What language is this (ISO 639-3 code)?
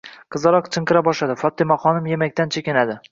uzb